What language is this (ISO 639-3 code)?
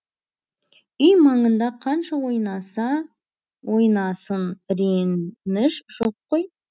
kaz